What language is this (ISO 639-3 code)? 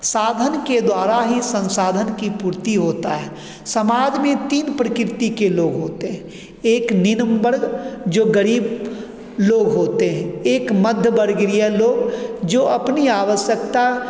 hin